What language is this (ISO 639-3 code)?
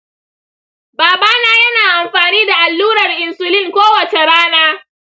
hau